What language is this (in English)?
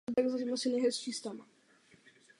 Czech